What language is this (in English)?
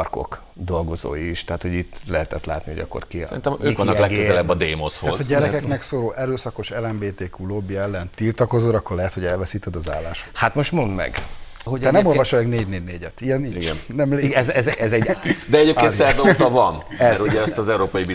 Hungarian